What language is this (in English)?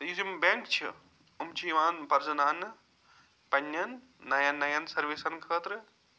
Kashmiri